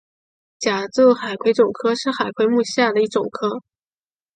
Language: Chinese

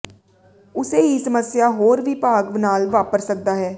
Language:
Punjabi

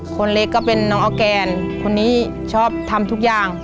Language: Thai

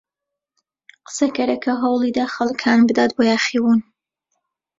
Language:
Central Kurdish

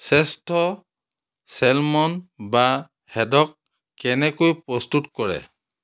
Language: Assamese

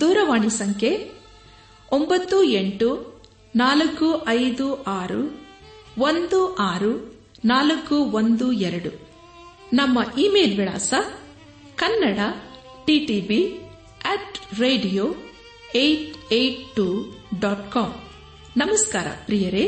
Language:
Kannada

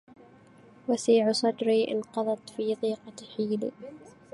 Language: Arabic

